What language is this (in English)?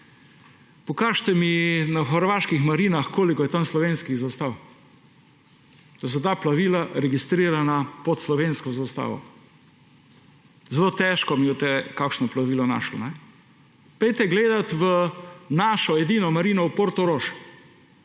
Slovenian